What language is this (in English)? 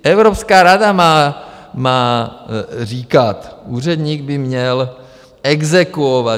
Czech